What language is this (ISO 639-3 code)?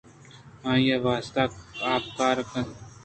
bgp